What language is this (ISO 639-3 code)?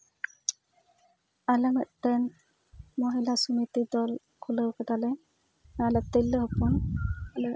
sat